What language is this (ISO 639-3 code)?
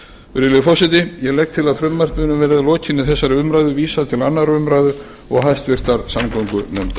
isl